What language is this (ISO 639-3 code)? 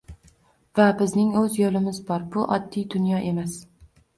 uzb